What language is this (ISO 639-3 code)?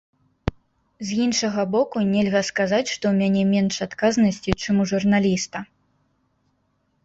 bel